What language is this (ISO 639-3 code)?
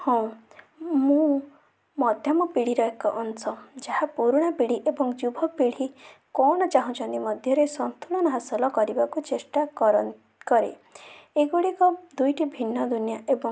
ori